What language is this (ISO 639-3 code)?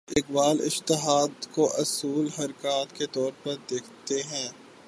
urd